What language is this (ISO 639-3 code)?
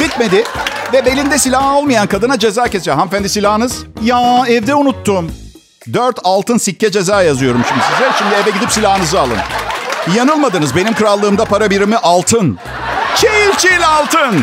tur